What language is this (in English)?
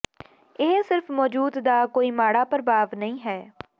Punjabi